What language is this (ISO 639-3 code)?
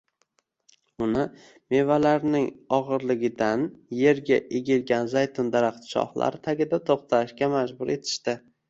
uzb